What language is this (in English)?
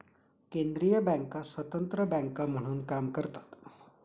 Marathi